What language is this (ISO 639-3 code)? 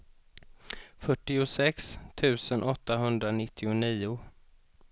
swe